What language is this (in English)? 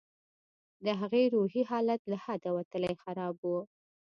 Pashto